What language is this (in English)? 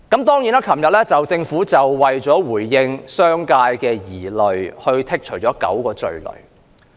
Cantonese